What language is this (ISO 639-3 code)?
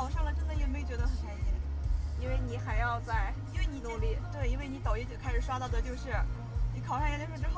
zho